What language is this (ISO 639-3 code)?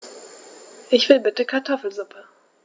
deu